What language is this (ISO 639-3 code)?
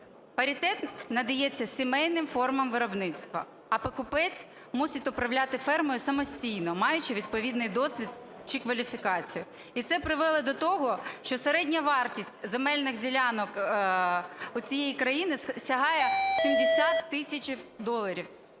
ukr